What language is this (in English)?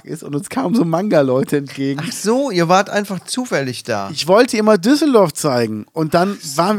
German